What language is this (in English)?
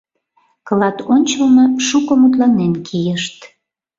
Mari